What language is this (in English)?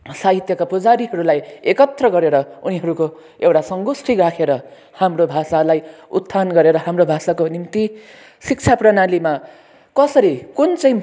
Nepali